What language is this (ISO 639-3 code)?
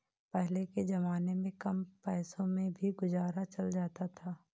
hin